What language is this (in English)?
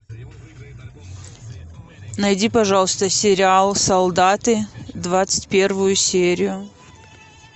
Russian